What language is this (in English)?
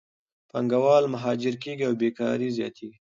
Pashto